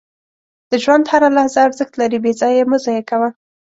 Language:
Pashto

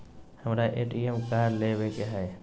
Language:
Magahi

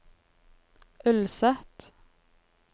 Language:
Norwegian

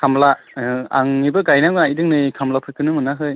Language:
Bodo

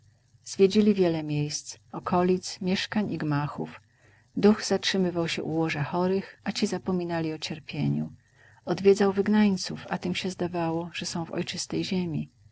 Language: Polish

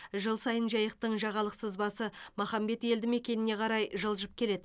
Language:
Kazakh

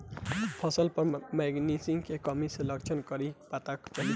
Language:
Bhojpuri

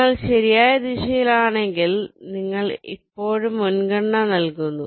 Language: Malayalam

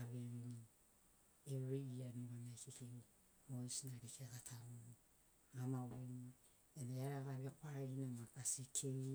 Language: Sinaugoro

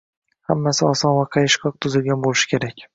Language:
Uzbek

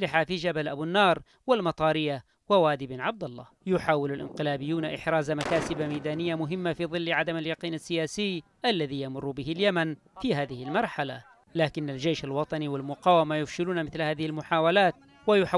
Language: Arabic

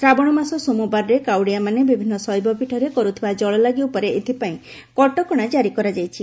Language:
Odia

